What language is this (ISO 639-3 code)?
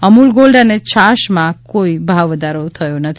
guj